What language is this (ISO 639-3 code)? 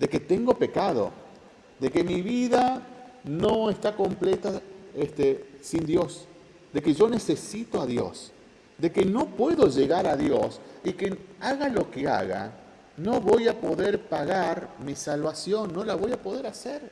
spa